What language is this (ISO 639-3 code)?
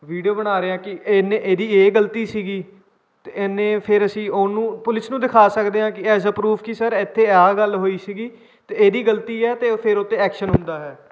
pan